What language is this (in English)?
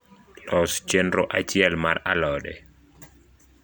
Luo (Kenya and Tanzania)